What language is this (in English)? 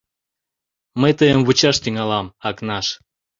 Mari